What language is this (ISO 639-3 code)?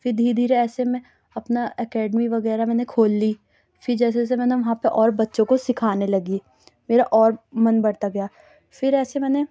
urd